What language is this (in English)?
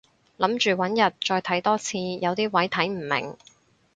Cantonese